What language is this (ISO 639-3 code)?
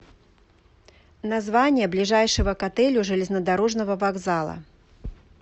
rus